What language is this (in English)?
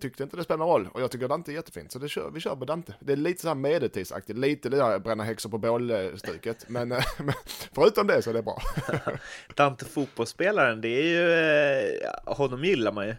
Swedish